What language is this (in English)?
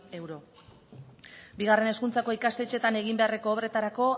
Basque